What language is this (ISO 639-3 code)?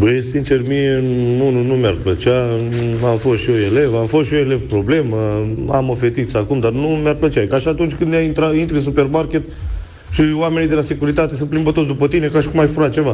ron